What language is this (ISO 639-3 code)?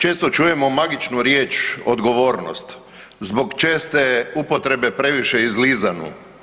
hrv